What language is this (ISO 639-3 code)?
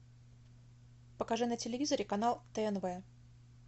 rus